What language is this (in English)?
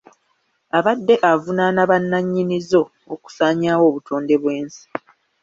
Ganda